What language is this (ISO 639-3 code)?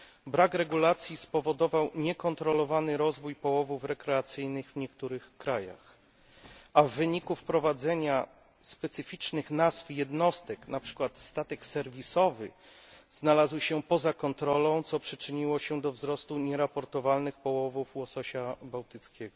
pol